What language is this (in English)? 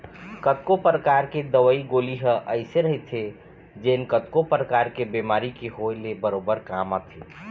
Chhattisgarhi